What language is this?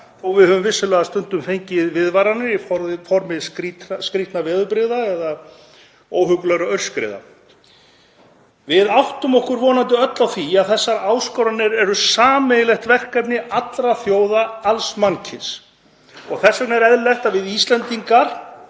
Icelandic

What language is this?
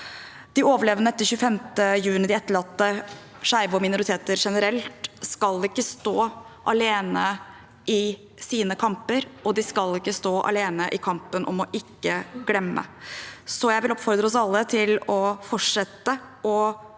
Norwegian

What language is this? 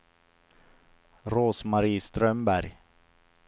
Swedish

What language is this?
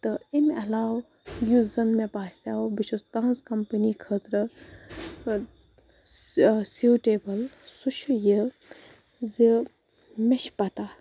Kashmiri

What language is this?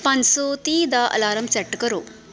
Punjabi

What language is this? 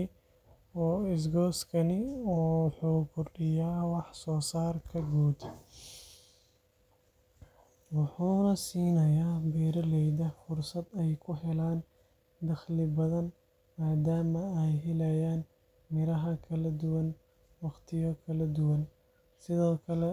Somali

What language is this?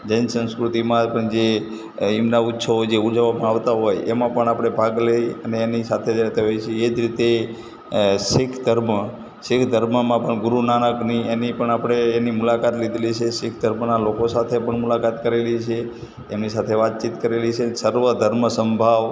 Gujarati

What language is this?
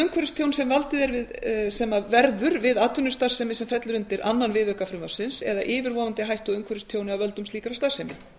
Icelandic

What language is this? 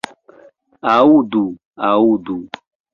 Esperanto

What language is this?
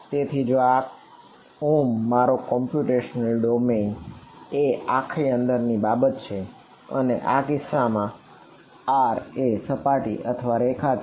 Gujarati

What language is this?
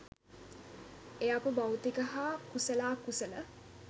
Sinhala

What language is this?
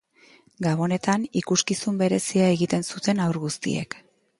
Basque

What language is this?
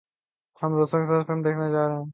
Urdu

